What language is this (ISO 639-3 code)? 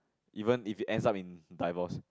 eng